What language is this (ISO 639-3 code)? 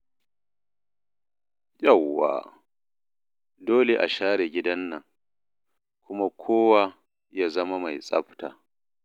hau